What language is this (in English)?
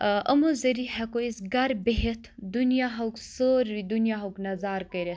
Kashmiri